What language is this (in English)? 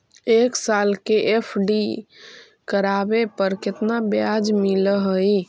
Magahi